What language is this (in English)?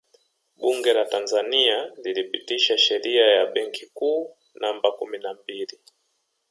Swahili